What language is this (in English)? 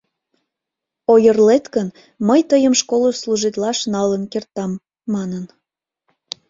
Mari